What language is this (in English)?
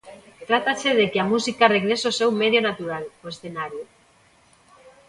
Galician